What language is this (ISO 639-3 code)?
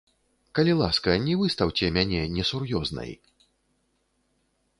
bel